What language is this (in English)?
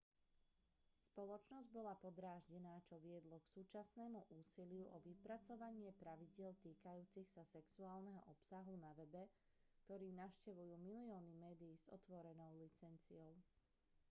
Slovak